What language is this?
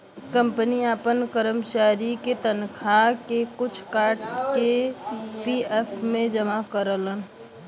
Bhojpuri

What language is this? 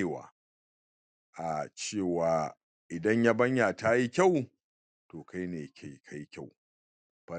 Hausa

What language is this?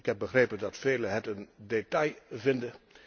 Dutch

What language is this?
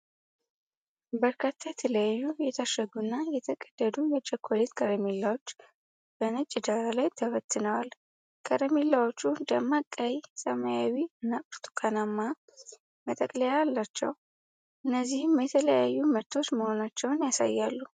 Amharic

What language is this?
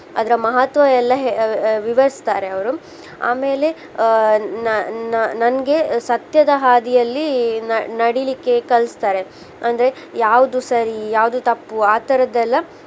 Kannada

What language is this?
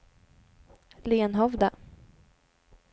Swedish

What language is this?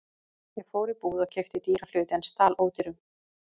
Icelandic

